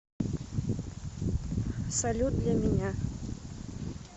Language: Russian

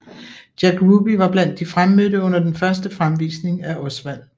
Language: Danish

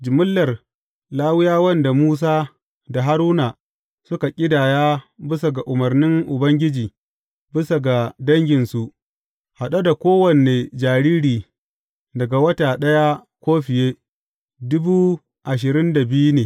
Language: Hausa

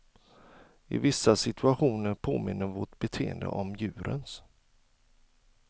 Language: Swedish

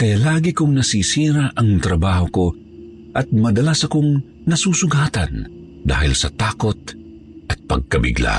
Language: Filipino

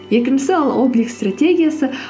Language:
Kazakh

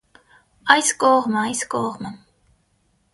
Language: Armenian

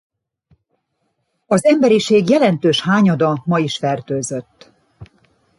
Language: Hungarian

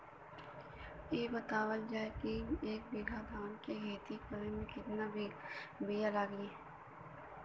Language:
Bhojpuri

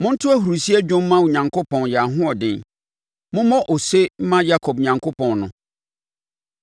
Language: Akan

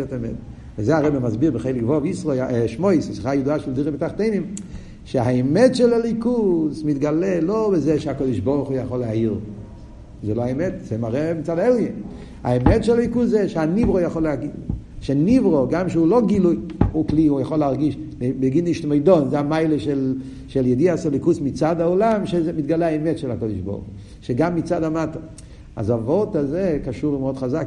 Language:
Hebrew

